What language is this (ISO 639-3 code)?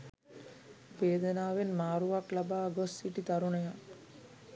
sin